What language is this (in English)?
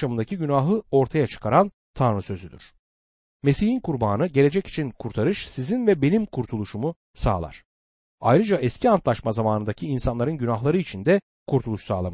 Turkish